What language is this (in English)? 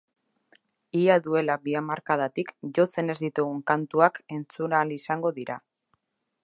Basque